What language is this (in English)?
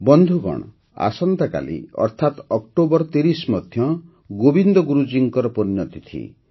Odia